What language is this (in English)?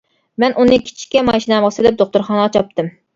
Uyghur